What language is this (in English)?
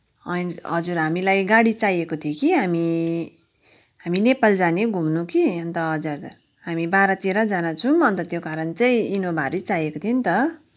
Nepali